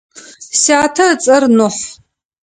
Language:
Adyghe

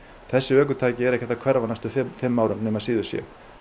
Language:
Icelandic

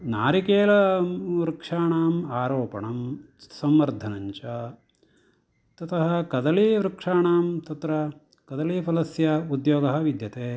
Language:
Sanskrit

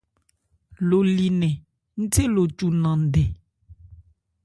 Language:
Ebrié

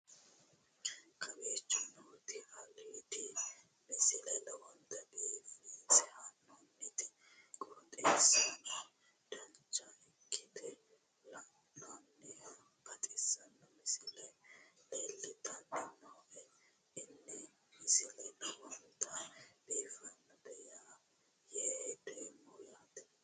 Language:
Sidamo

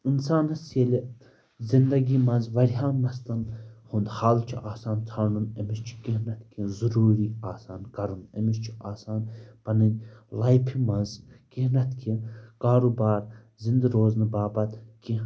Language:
Kashmiri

